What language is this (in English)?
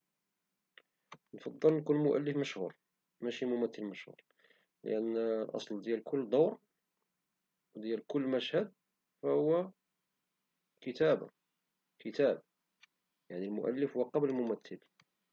Moroccan Arabic